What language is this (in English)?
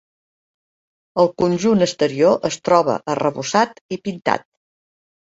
Catalan